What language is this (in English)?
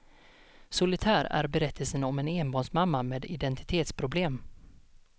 Swedish